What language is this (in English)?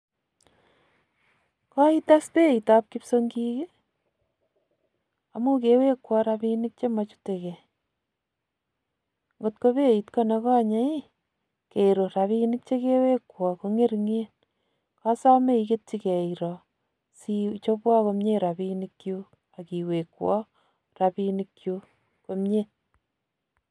Kalenjin